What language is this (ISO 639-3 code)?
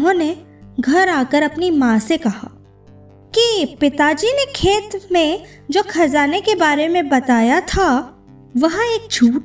hin